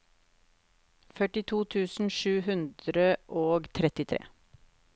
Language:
Norwegian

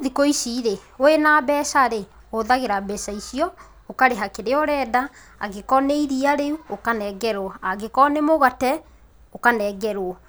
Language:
Kikuyu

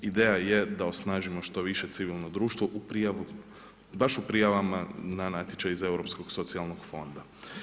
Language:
Croatian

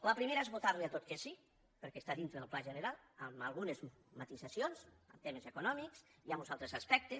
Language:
Catalan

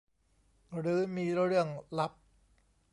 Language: Thai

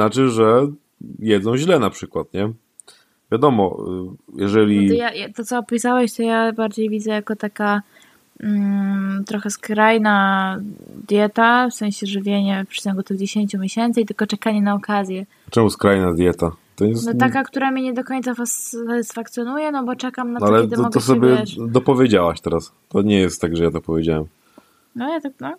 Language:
Polish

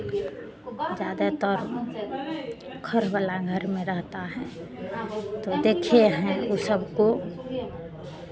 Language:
Hindi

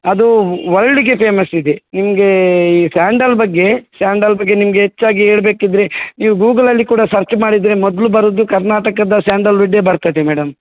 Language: Kannada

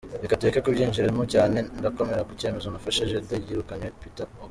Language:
Kinyarwanda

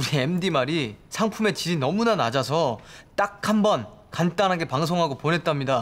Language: Korean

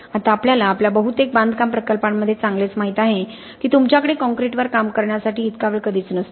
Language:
Marathi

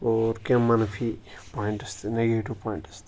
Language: Kashmiri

